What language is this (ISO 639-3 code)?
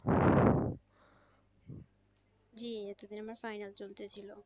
ben